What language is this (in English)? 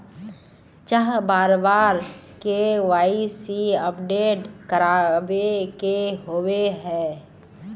Magahi